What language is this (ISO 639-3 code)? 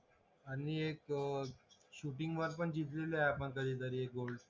mar